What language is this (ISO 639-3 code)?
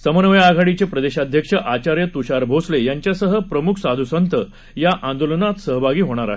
mar